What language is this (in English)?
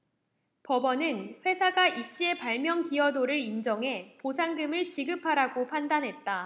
Korean